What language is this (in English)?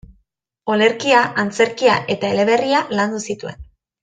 Basque